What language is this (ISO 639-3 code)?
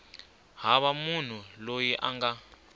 tso